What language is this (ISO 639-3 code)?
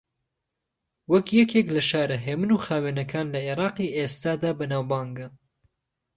ckb